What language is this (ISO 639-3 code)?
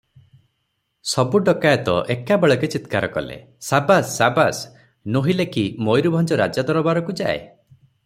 ori